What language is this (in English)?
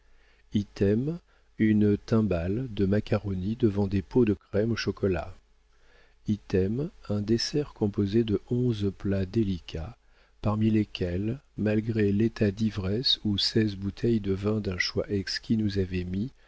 French